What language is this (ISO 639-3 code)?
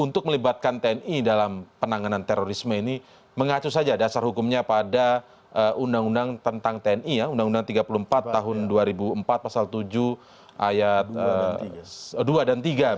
ind